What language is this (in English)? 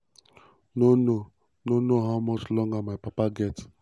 Nigerian Pidgin